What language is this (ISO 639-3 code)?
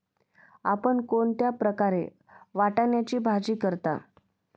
mar